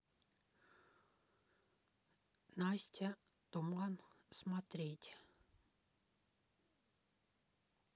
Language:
Russian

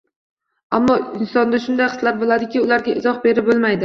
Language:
Uzbek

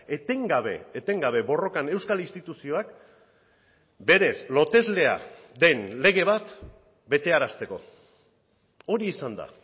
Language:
Basque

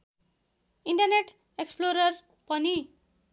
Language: Nepali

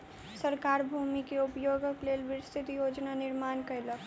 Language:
Maithili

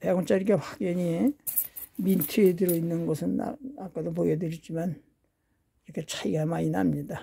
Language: Korean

